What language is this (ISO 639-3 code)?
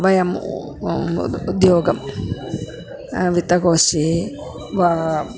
san